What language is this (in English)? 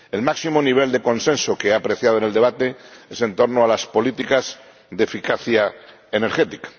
Spanish